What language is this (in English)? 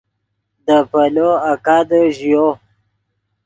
Yidgha